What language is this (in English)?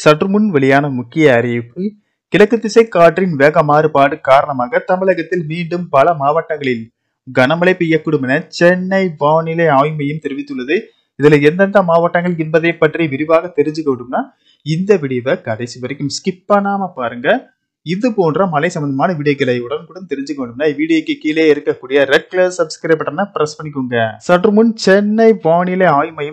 Romanian